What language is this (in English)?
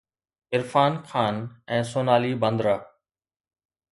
Sindhi